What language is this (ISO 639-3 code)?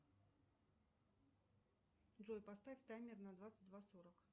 rus